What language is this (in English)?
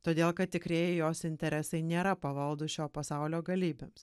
Lithuanian